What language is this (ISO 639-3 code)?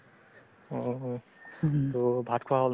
asm